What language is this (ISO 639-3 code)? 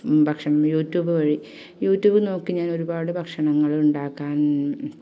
mal